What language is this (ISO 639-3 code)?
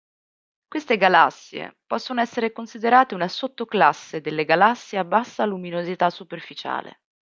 ita